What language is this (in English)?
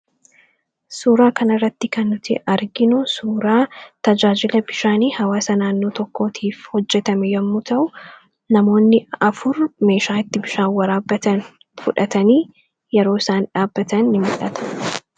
Oromo